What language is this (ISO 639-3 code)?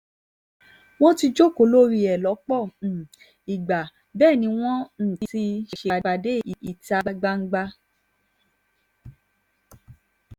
yor